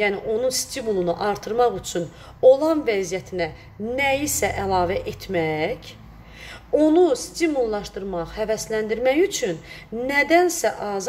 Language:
Turkish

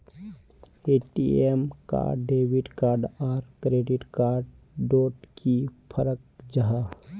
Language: Magahi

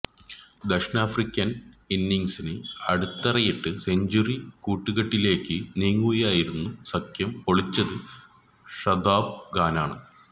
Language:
Malayalam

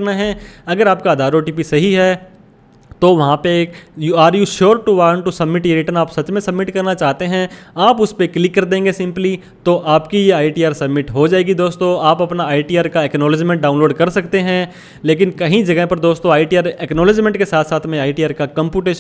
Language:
Hindi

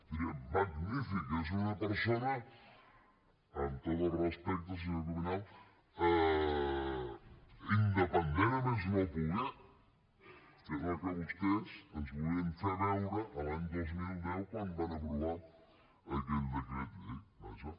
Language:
Catalan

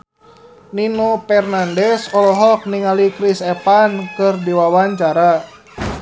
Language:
Sundanese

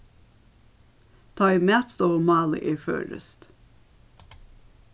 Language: Faroese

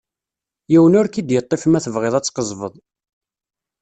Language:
Kabyle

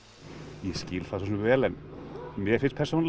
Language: Icelandic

